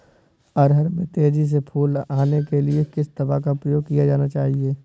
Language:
Hindi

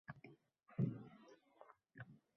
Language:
Uzbek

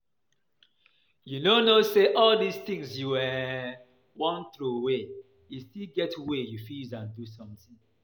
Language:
Nigerian Pidgin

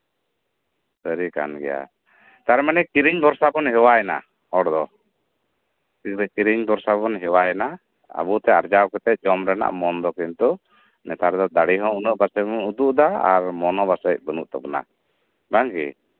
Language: Santali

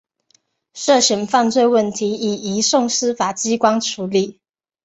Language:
Chinese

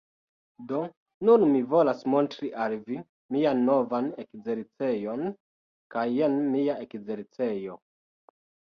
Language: Esperanto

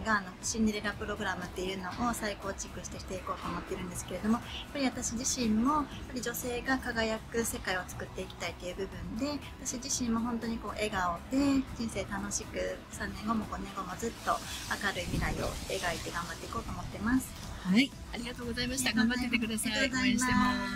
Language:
Japanese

